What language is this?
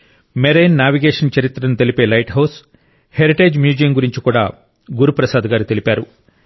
Telugu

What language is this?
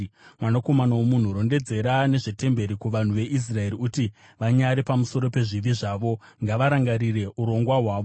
Shona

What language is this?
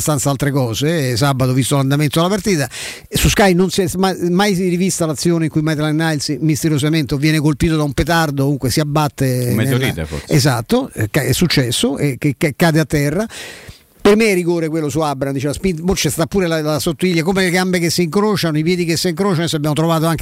Italian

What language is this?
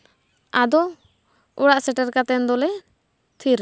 Santali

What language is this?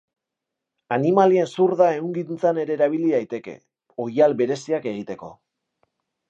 Basque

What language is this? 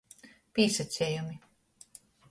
Latgalian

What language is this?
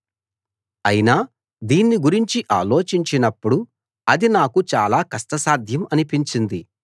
Telugu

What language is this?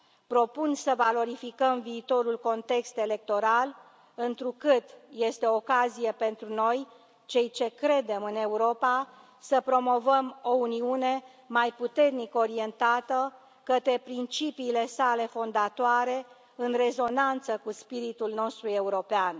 Romanian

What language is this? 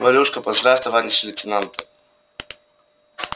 Russian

